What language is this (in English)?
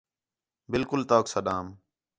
Khetrani